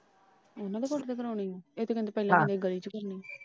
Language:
Punjabi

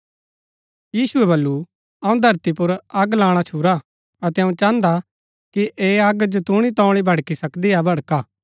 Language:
Gaddi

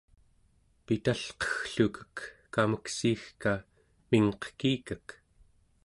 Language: Central Yupik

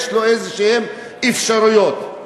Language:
Hebrew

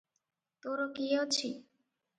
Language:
Odia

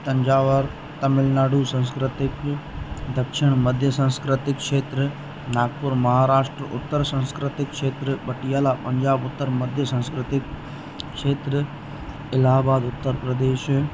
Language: Sindhi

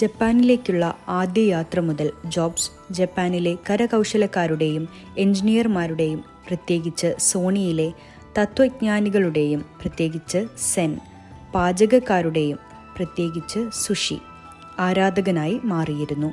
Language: Malayalam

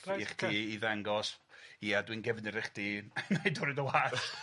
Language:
Welsh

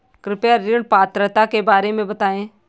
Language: Hindi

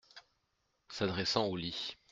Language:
French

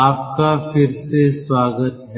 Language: Hindi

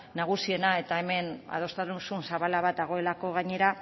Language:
Basque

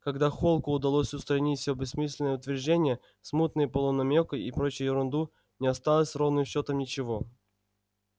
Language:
Russian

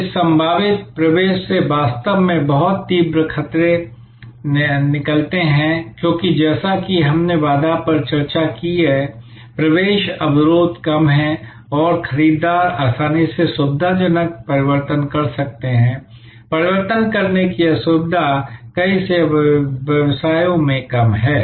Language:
Hindi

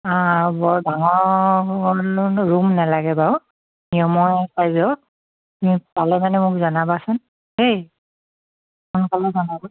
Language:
Assamese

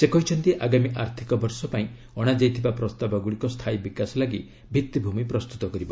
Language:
Odia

